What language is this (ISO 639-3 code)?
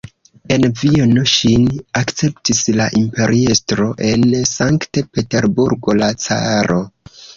epo